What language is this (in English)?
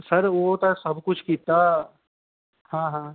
Dogri